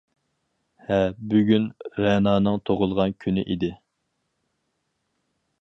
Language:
Uyghur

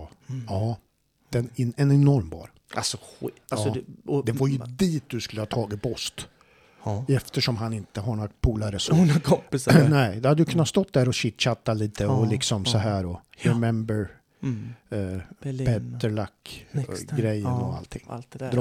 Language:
Swedish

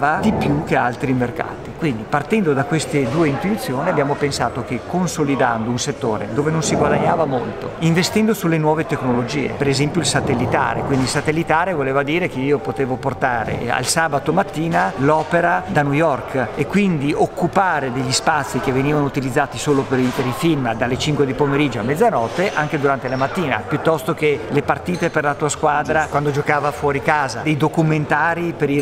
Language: Italian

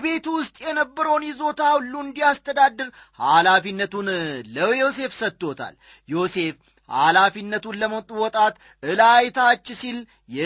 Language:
Amharic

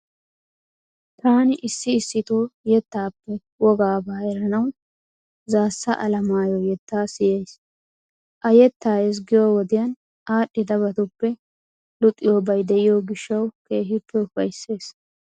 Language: Wolaytta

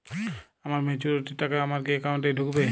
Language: Bangla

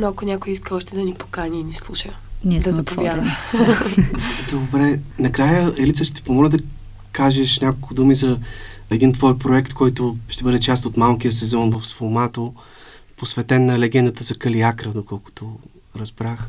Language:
Bulgarian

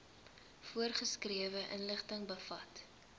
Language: Afrikaans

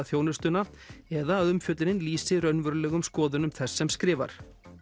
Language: Icelandic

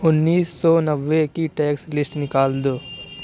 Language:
Urdu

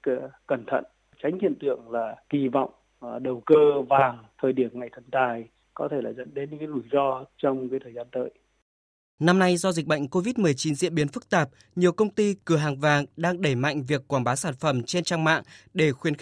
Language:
Vietnamese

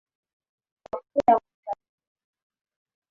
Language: Swahili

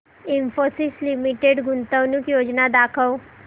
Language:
Marathi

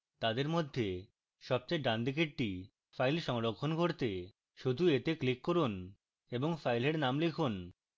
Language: Bangla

